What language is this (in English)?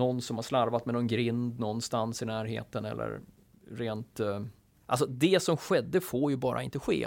Swedish